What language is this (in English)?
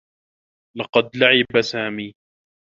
Arabic